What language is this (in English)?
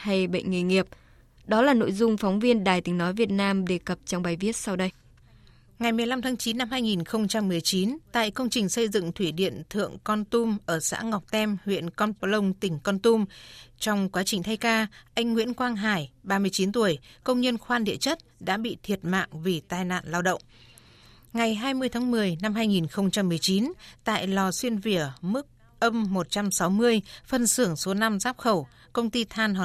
Vietnamese